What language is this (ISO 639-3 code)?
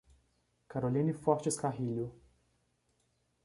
por